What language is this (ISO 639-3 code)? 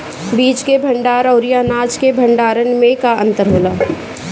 bho